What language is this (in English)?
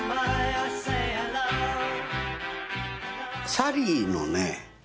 Japanese